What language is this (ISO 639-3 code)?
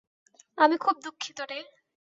ben